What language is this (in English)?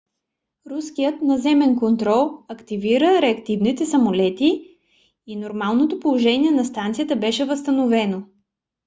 Bulgarian